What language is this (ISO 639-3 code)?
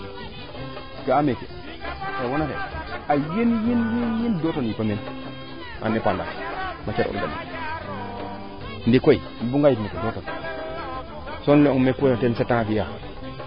srr